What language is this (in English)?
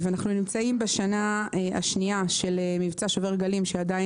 Hebrew